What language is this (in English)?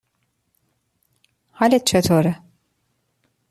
Persian